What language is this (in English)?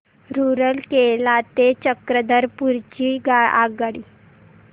Marathi